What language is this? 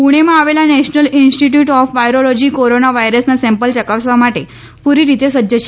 Gujarati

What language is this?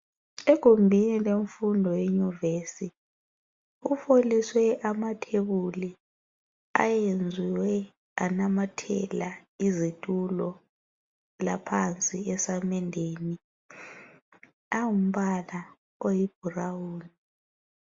North Ndebele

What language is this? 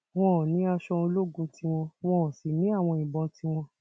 Yoruba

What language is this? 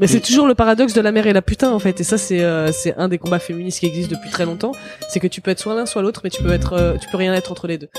French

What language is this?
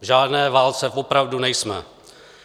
Czech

